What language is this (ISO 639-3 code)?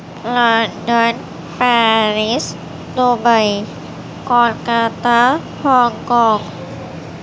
urd